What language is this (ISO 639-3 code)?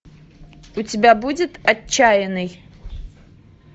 rus